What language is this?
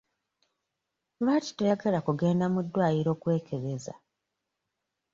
Ganda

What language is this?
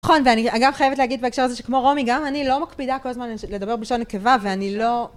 Hebrew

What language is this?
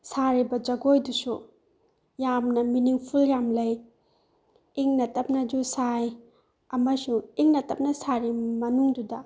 Manipuri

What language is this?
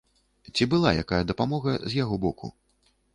Belarusian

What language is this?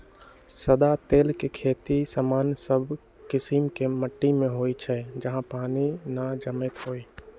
Magahi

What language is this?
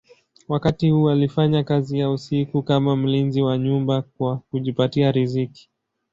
Swahili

